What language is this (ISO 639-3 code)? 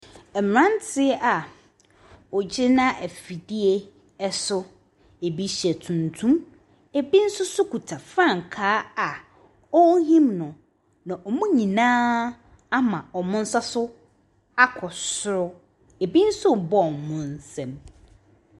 aka